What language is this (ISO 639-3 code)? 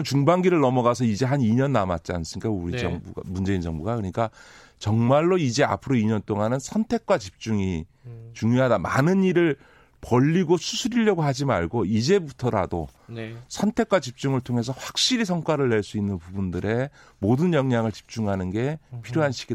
kor